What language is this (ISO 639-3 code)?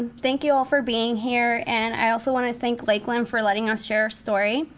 eng